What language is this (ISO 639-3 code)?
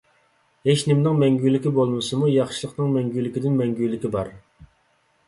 uig